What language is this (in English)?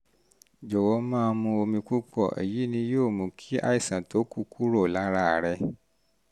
Yoruba